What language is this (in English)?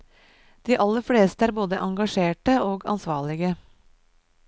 Norwegian